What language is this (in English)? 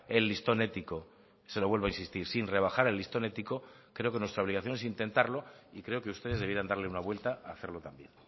Spanish